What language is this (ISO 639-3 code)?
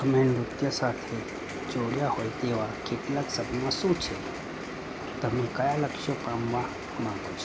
guj